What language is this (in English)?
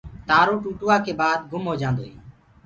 Gurgula